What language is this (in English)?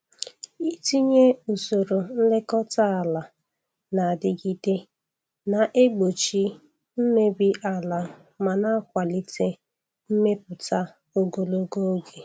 Igbo